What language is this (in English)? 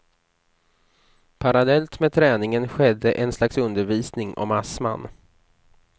Swedish